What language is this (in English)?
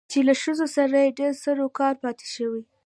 Pashto